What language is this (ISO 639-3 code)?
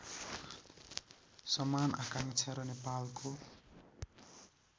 nep